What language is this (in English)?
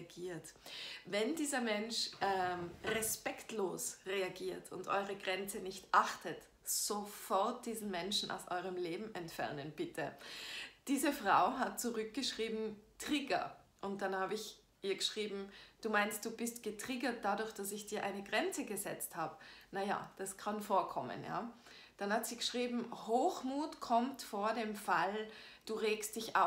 German